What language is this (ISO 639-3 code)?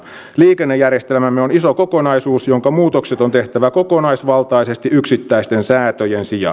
fin